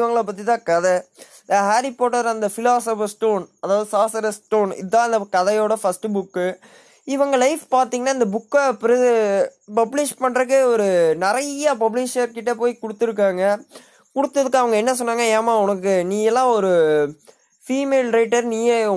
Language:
Tamil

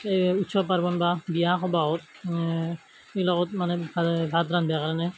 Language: Assamese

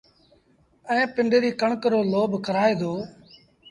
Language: Sindhi Bhil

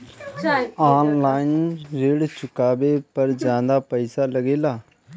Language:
Bhojpuri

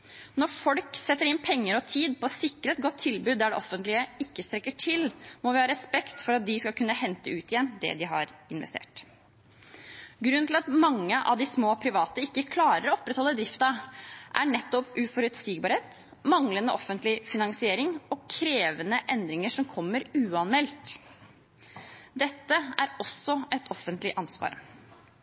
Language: Norwegian Bokmål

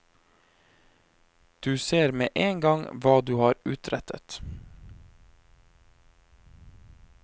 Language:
Norwegian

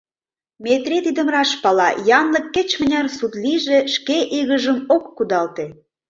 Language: Mari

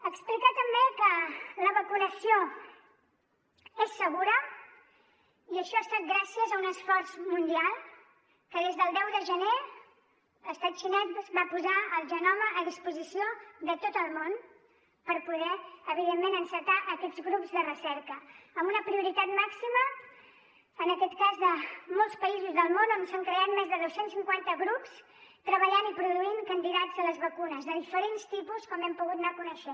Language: Catalan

